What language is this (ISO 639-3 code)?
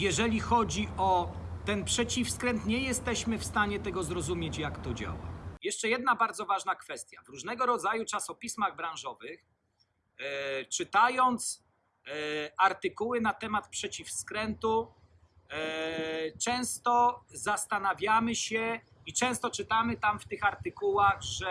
pol